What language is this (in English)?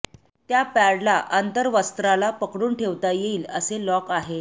Marathi